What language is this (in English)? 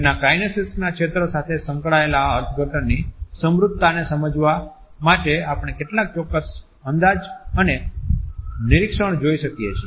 Gujarati